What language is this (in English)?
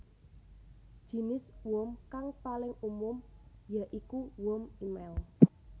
Javanese